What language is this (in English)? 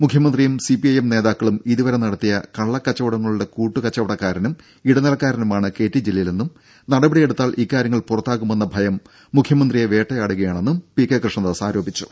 Malayalam